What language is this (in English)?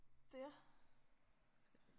Danish